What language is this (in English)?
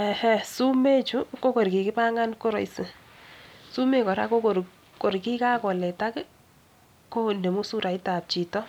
Kalenjin